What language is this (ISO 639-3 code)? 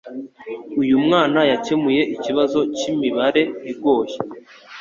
kin